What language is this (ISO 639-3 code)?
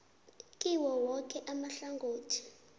nbl